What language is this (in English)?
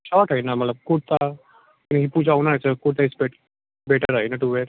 Nepali